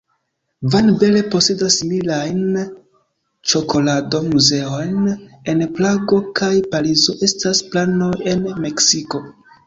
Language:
Esperanto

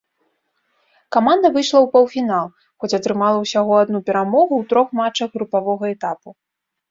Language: Belarusian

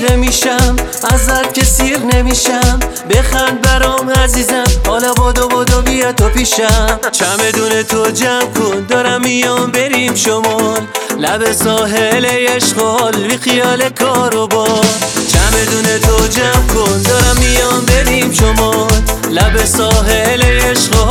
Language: Persian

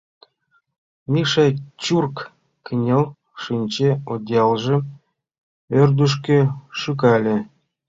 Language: Mari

